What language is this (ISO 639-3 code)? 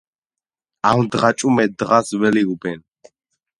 kat